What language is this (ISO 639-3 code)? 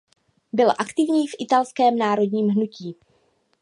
ces